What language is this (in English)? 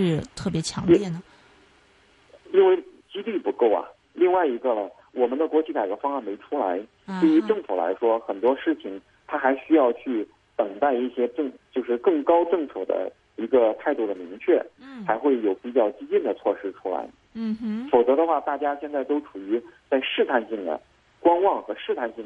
Chinese